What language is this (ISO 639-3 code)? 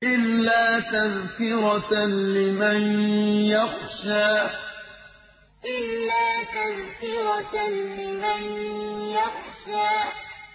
ara